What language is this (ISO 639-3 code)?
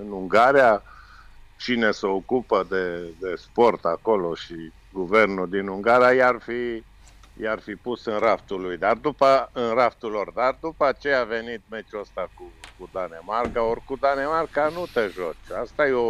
ron